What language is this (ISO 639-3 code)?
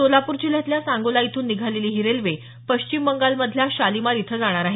mar